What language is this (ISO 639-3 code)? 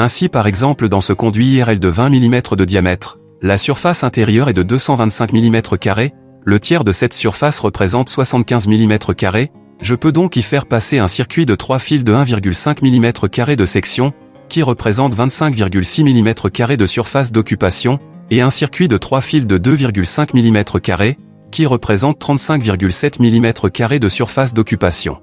fra